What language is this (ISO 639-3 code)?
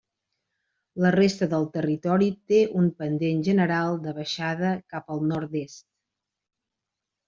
cat